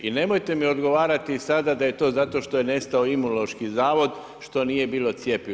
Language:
Croatian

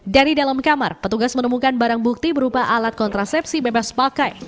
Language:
Indonesian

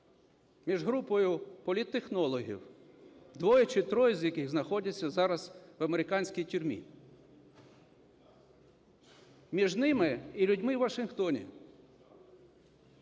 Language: Ukrainian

